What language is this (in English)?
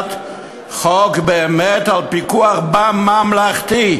Hebrew